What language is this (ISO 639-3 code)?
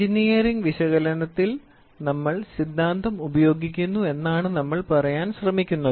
mal